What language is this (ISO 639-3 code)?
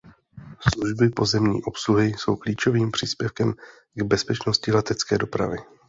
ces